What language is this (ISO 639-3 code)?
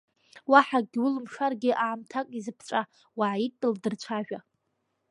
abk